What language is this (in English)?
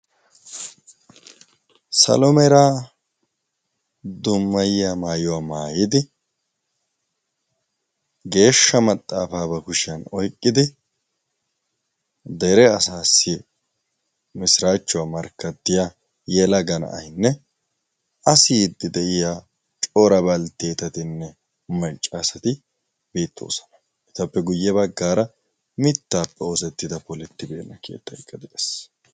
Wolaytta